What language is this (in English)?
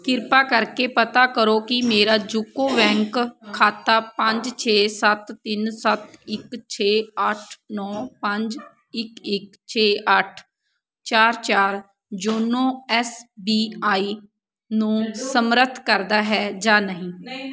Punjabi